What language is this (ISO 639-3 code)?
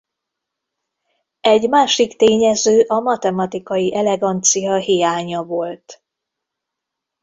hun